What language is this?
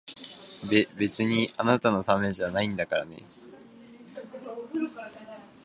Japanese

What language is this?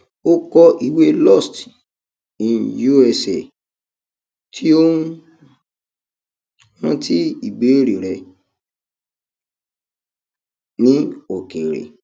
Yoruba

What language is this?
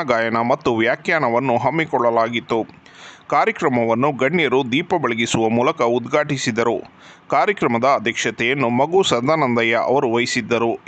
Kannada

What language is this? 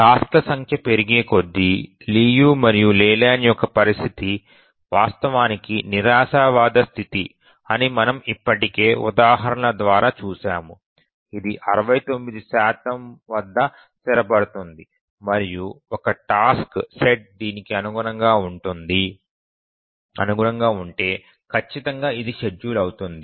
Telugu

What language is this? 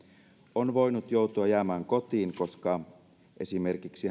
Finnish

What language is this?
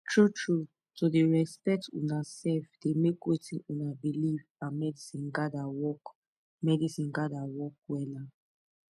Nigerian Pidgin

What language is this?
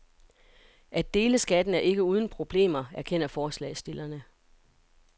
Danish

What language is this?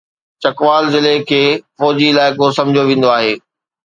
Sindhi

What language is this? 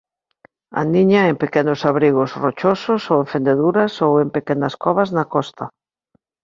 Galician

